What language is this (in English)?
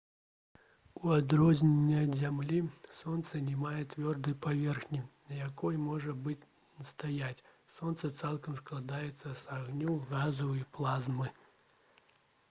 Belarusian